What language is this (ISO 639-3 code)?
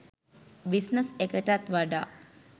sin